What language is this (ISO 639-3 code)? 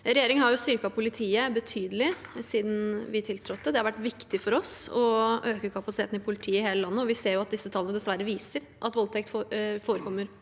nor